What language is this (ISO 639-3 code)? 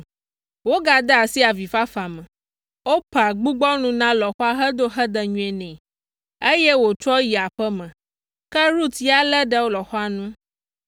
ewe